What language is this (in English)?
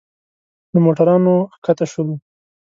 Pashto